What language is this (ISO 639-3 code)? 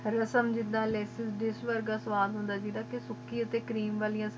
pan